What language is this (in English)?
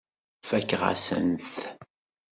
Kabyle